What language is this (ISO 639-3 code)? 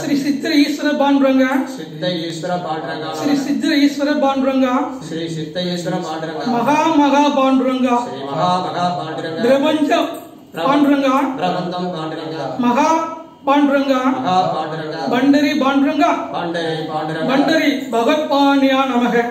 tur